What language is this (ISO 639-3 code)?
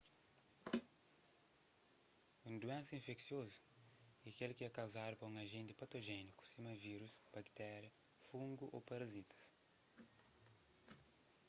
kea